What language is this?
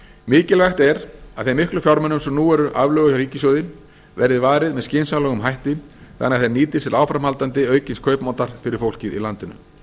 Icelandic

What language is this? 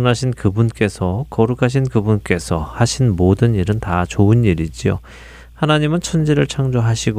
Korean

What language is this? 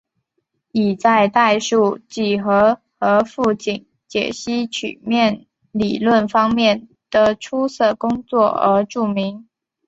Chinese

